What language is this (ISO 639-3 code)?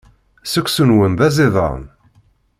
kab